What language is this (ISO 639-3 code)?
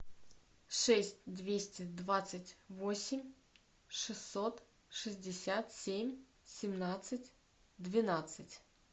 rus